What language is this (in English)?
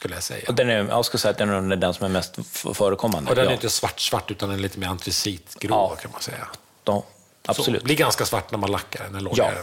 Swedish